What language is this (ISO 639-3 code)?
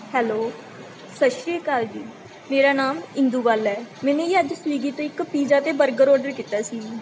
pan